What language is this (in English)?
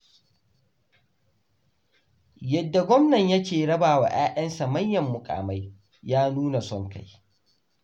Hausa